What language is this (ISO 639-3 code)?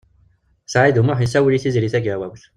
kab